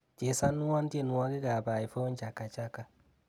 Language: Kalenjin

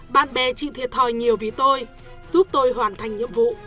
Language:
Vietnamese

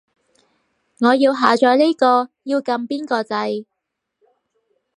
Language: Cantonese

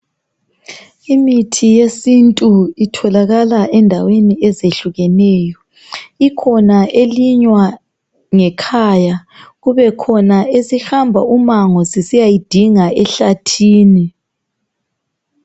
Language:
North Ndebele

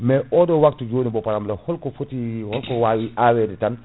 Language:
Fula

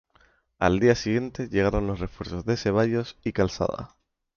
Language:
Spanish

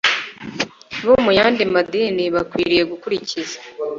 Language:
Kinyarwanda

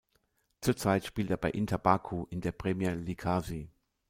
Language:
German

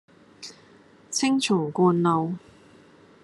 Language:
Cantonese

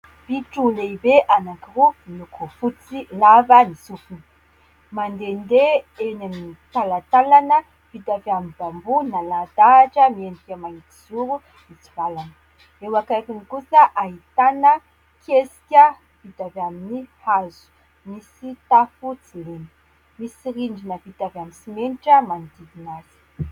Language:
Malagasy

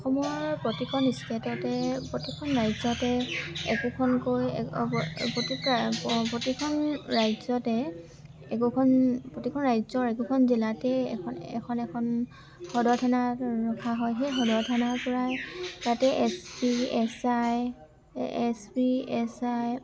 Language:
Assamese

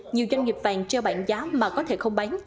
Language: Vietnamese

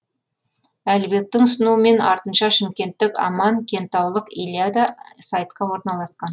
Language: Kazakh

